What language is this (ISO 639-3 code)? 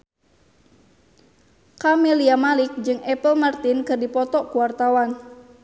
sun